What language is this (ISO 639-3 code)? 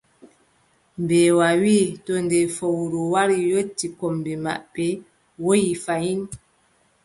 fub